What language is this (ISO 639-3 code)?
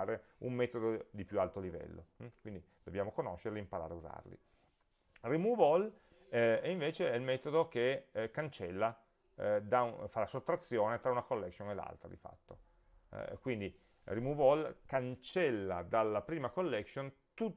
ita